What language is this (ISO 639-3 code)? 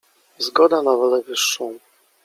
pol